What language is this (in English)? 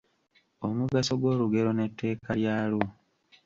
Ganda